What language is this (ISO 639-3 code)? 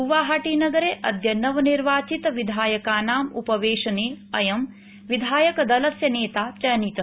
san